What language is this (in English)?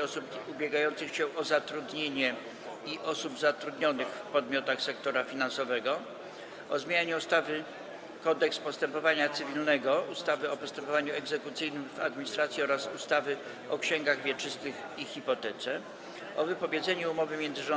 Polish